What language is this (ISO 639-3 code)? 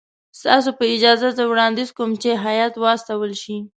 pus